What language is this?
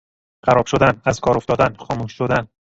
Persian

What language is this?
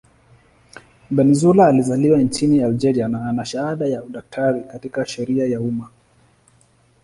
Swahili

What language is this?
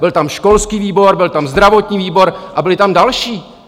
Czech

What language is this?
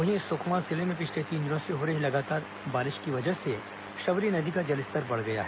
Hindi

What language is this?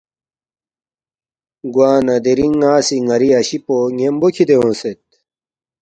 Balti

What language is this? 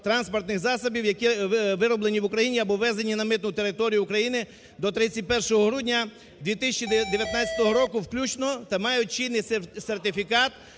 Ukrainian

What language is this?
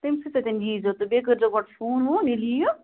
Kashmiri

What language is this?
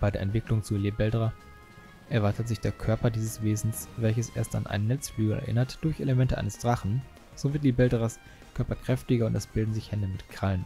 German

